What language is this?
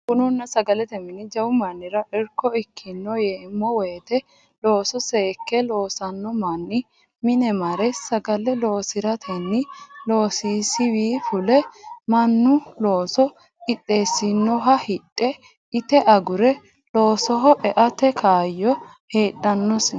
Sidamo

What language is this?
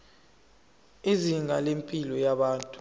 Zulu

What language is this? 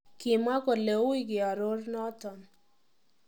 Kalenjin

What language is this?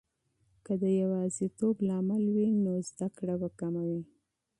Pashto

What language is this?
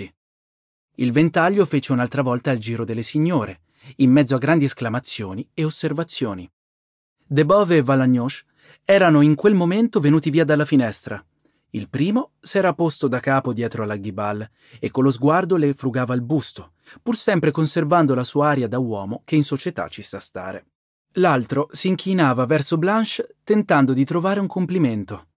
Italian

